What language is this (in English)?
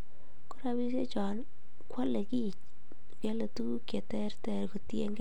Kalenjin